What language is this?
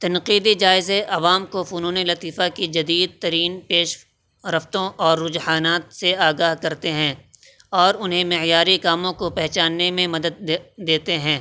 Urdu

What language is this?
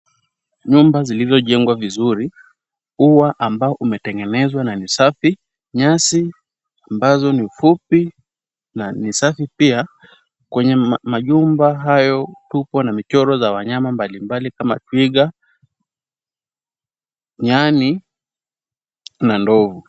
Swahili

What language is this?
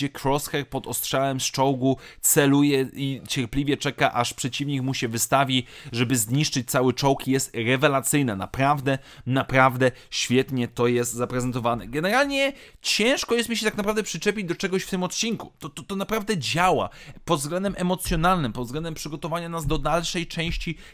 Polish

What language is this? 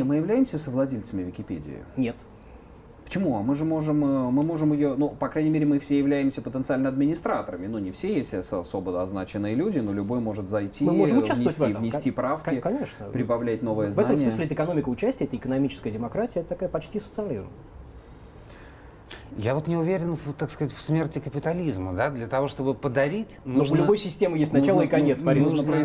Russian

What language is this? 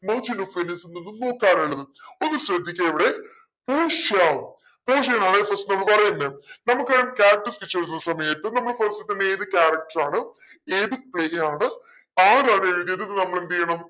Malayalam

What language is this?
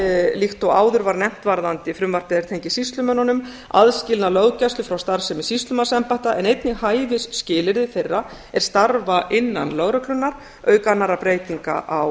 Icelandic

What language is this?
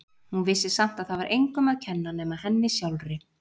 Icelandic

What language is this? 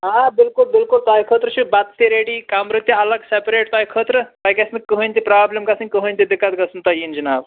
Kashmiri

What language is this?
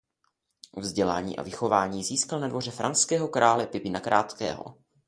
Czech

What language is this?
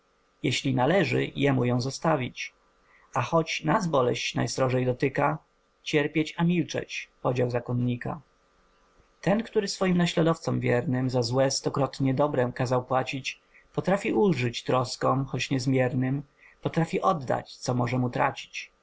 Polish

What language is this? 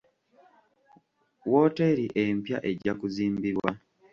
Ganda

